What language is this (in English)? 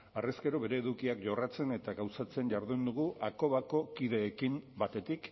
Basque